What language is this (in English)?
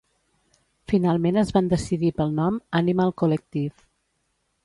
Catalan